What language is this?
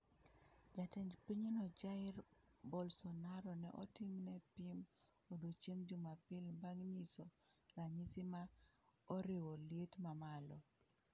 Luo (Kenya and Tanzania)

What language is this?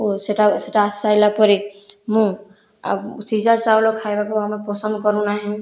Odia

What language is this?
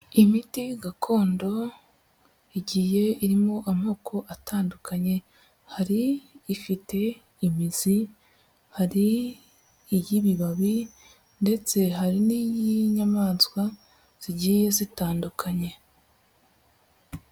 Kinyarwanda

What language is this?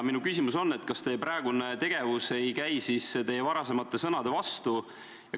Estonian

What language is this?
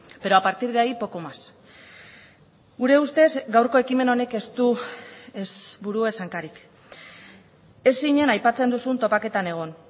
Basque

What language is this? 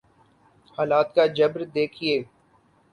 Urdu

